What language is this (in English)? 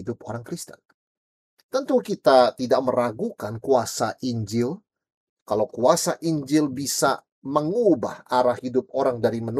Indonesian